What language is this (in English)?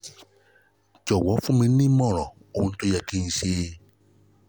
Yoruba